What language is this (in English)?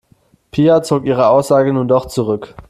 German